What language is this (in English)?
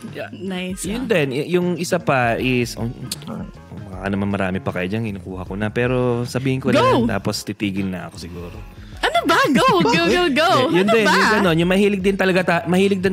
Filipino